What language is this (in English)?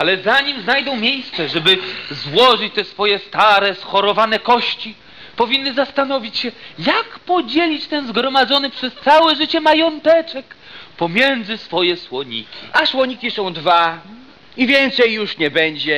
Polish